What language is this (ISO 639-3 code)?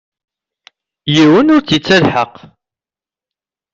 kab